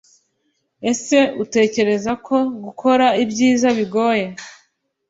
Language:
Kinyarwanda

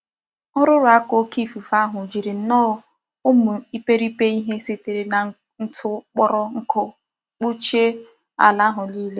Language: Igbo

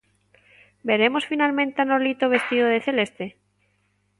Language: Galician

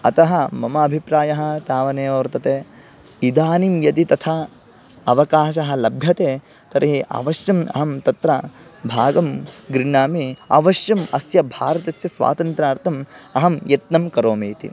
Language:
Sanskrit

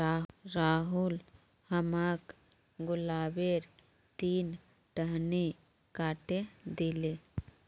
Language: Magahi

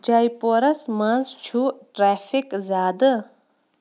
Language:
Kashmiri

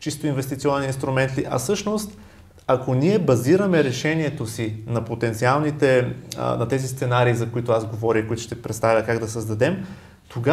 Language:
Bulgarian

